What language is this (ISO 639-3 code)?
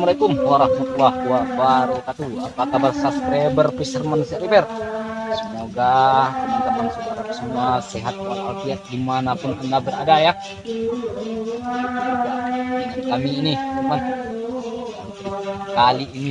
ind